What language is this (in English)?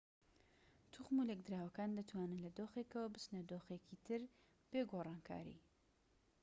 Central Kurdish